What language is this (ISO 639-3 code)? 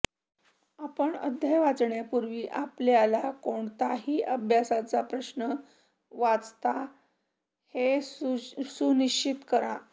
mar